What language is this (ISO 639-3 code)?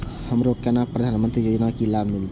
mai